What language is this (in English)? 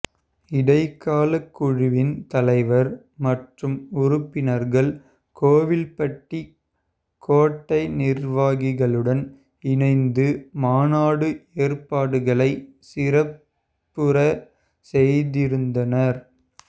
Tamil